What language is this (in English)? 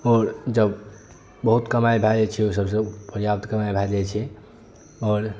Maithili